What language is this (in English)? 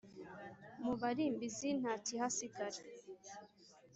Kinyarwanda